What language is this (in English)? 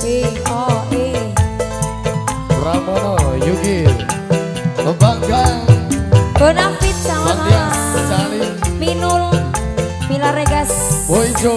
Indonesian